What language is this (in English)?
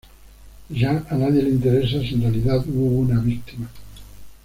Spanish